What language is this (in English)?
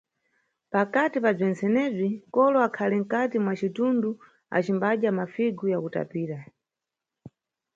Nyungwe